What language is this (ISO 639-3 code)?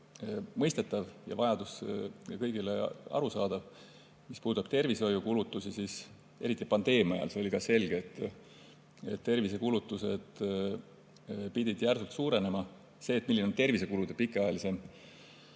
est